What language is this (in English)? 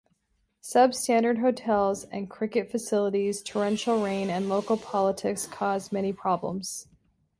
English